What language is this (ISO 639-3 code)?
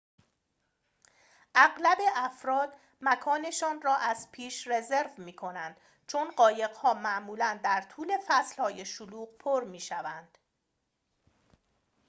fas